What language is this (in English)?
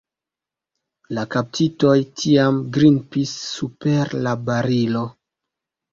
Esperanto